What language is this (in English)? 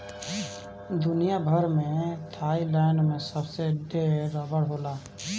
Bhojpuri